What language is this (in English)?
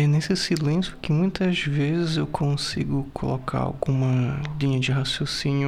Portuguese